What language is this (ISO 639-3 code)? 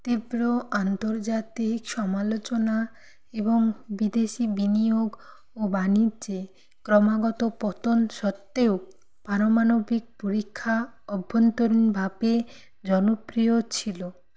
ben